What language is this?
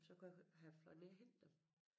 Danish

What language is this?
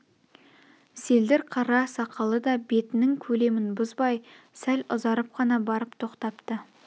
Kazakh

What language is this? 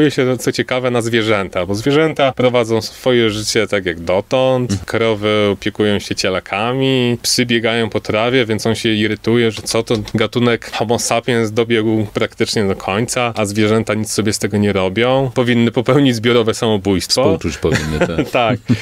Polish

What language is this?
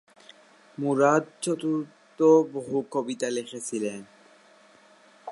Bangla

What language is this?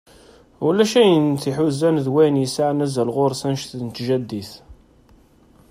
Kabyle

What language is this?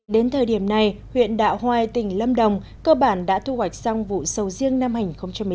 Vietnamese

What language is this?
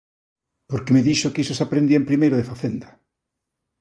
Galician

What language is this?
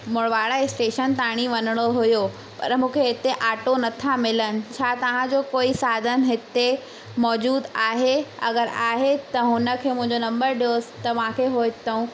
Sindhi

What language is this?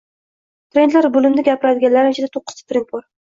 Uzbek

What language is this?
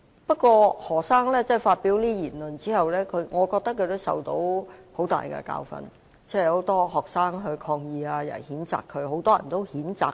Cantonese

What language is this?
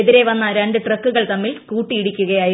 Malayalam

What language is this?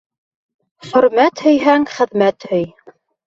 Bashkir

